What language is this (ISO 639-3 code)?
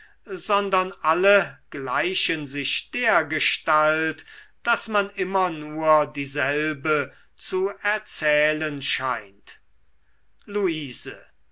deu